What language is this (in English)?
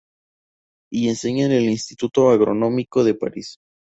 Spanish